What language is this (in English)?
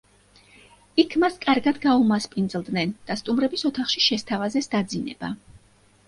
Georgian